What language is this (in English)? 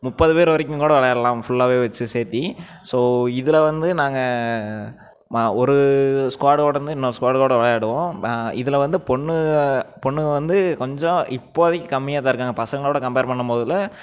Tamil